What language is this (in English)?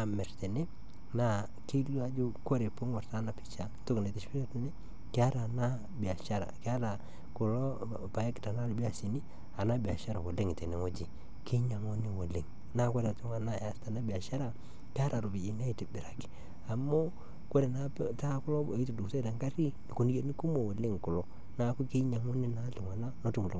Masai